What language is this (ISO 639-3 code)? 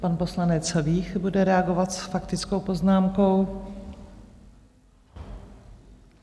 ces